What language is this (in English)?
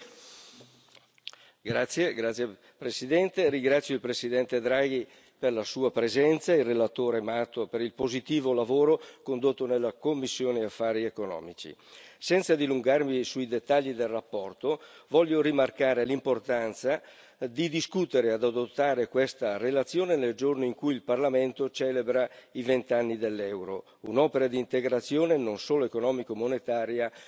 Italian